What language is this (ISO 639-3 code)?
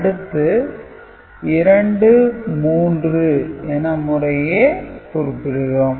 tam